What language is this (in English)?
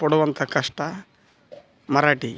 Kannada